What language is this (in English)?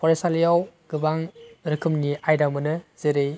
Bodo